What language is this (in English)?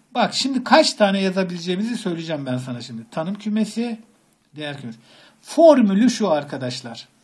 Turkish